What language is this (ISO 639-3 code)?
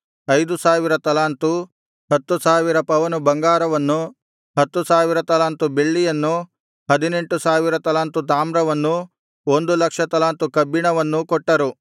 kan